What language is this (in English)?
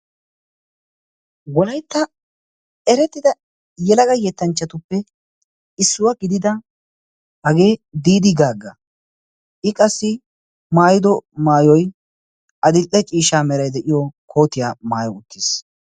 Wolaytta